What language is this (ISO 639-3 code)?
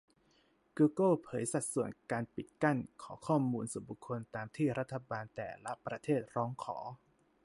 tha